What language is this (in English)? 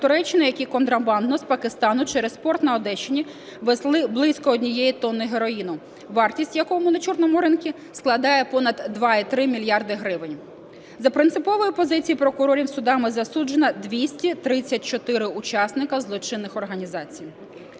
Ukrainian